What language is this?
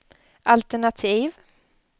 Swedish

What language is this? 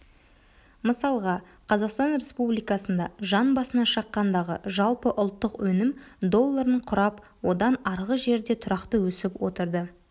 Kazakh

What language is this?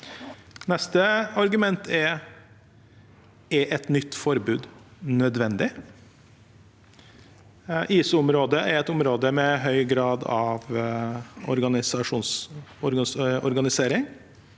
Norwegian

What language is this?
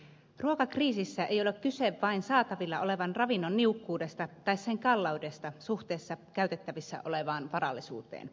Finnish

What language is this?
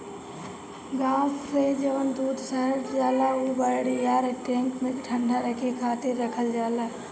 Bhojpuri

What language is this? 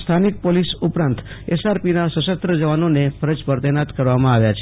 Gujarati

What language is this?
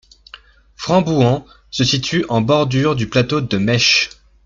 French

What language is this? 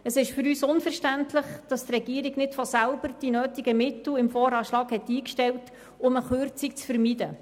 Swiss German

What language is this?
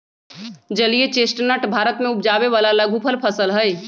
Magahi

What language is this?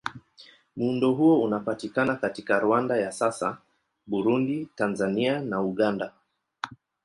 Swahili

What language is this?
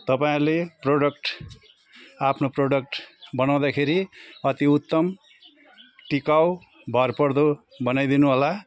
Nepali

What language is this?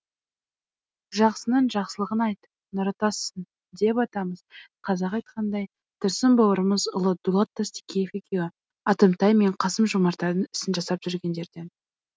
Kazakh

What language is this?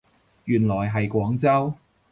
Cantonese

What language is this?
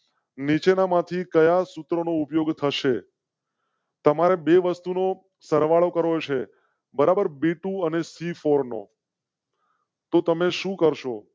Gujarati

